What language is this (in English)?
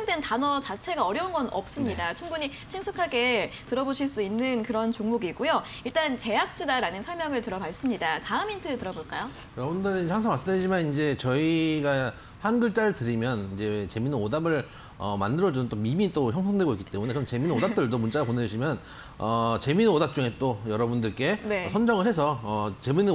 Korean